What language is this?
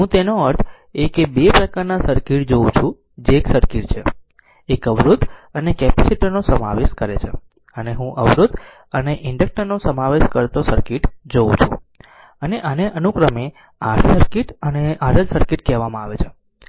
Gujarati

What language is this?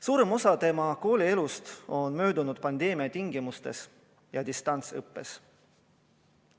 Estonian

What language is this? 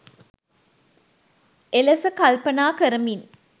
Sinhala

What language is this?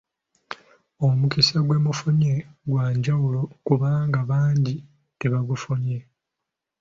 Ganda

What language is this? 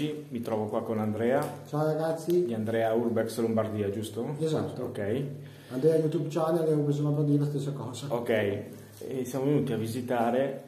Italian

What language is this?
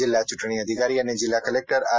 Gujarati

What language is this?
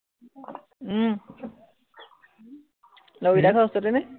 Assamese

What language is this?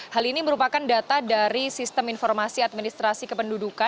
Indonesian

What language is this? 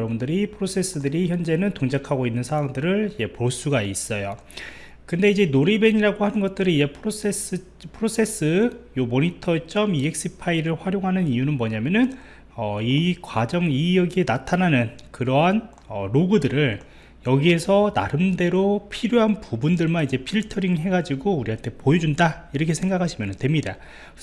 Korean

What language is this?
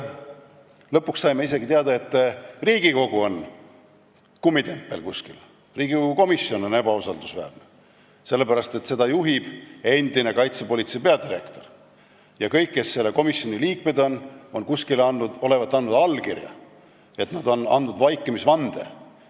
Estonian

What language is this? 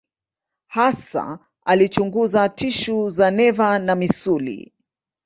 Swahili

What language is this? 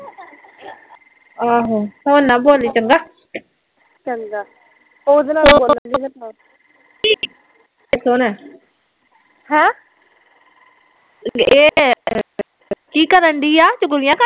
Punjabi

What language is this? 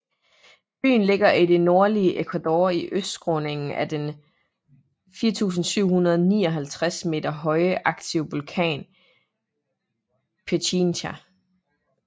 Danish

